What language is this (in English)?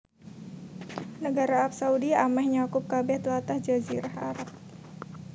Javanese